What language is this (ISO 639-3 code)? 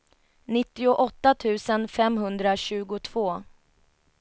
swe